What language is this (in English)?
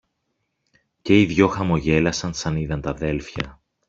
Greek